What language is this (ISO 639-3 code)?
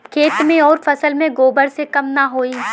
bho